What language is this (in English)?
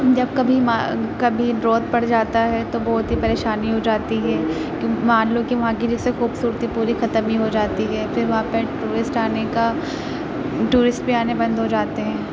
Urdu